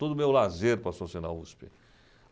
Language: Portuguese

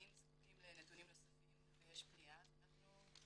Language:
Hebrew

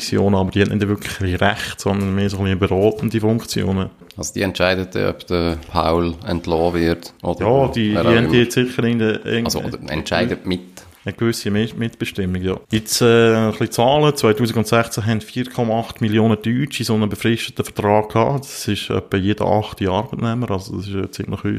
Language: German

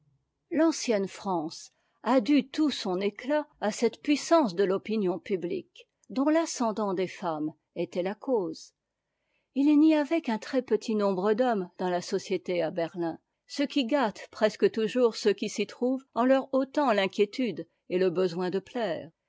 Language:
French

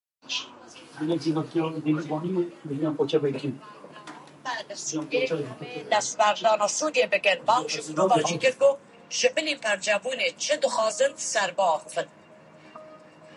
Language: Central Kurdish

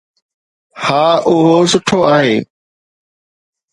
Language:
Sindhi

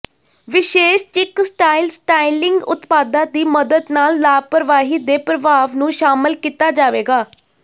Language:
Punjabi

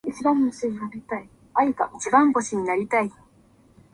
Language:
Japanese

